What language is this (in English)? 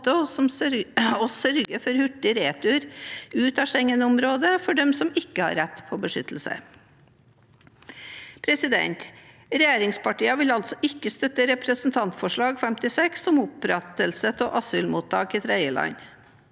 Norwegian